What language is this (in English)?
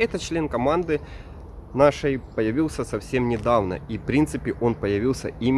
Russian